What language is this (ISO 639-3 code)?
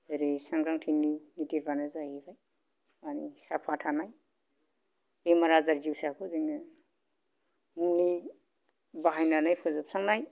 brx